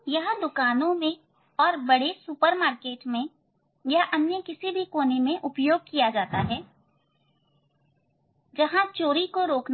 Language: Hindi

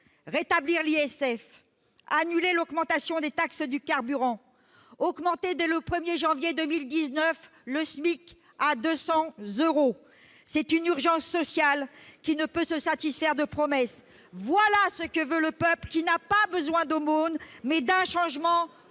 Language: French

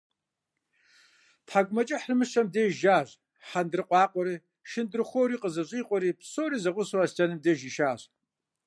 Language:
Kabardian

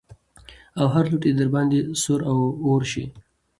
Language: Pashto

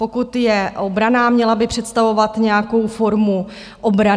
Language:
Czech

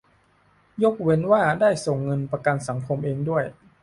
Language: Thai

